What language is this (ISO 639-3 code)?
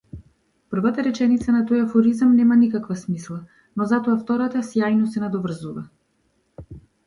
mkd